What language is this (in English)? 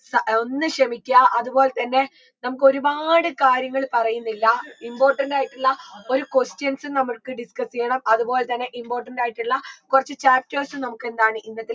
Malayalam